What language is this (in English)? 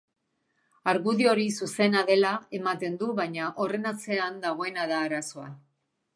Basque